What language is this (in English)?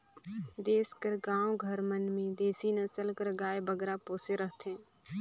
Chhattisgarhi